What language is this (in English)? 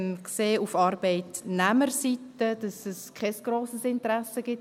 Swiss German